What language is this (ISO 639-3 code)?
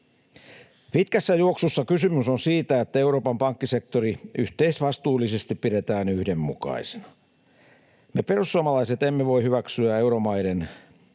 fin